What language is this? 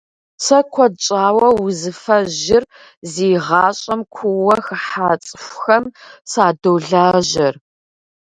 Kabardian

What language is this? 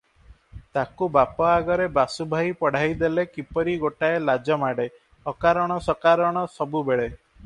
Odia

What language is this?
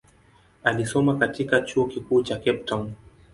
Swahili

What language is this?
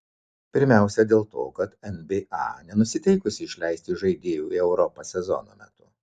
Lithuanian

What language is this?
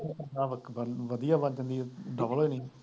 Punjabi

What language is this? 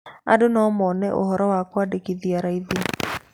Kikuyu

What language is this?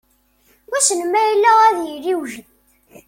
Kabyle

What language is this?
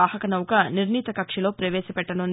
Telugu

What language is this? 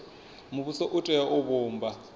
Venda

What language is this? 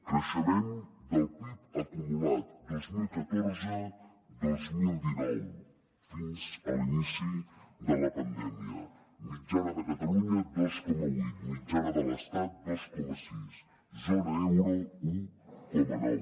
Catalan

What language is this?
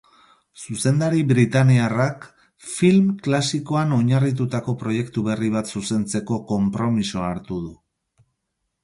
Basque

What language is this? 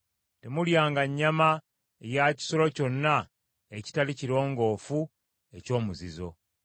Ganda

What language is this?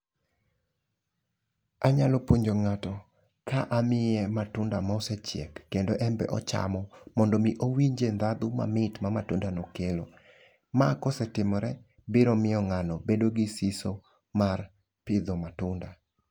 Luo (Kenya and Tanzania)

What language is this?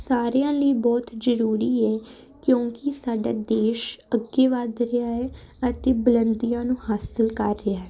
Punjabi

